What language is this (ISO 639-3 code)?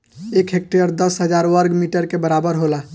bho